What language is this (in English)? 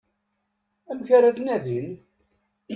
Kabyle